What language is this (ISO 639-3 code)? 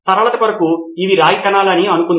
tel